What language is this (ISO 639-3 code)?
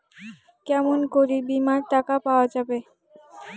ben